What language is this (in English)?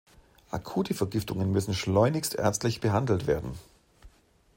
German